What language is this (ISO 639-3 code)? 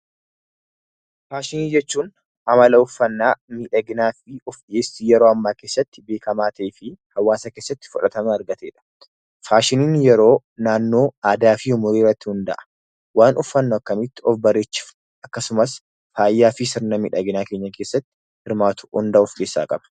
orm